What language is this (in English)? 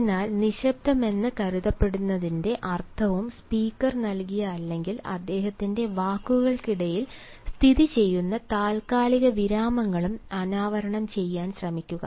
Malayalam